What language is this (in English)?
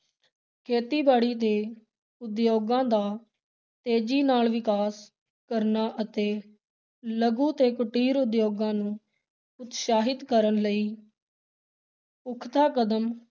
Punjabi